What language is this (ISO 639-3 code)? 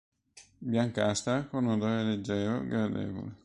ita